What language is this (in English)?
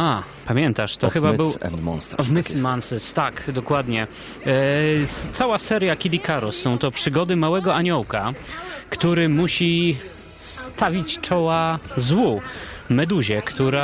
Polish